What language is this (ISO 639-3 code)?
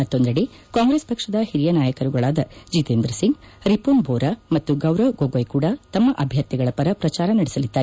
kan